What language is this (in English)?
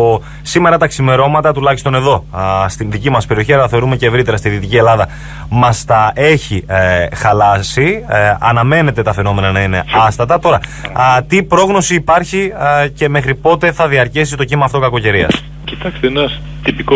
Greek